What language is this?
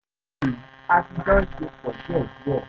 Yoruba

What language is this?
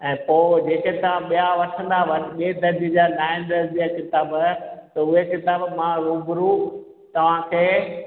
Sindhi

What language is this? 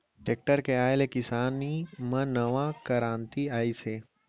Chhattisgarhi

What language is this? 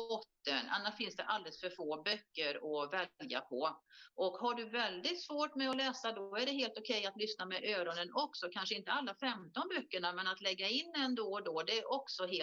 Swedish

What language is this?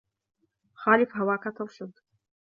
Arabic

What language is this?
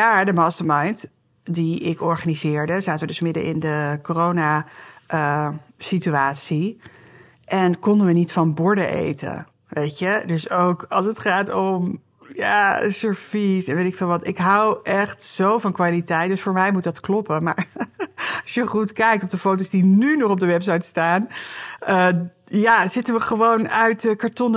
Dutch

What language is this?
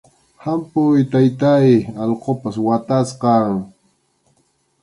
Arequipa-La Unión Quechua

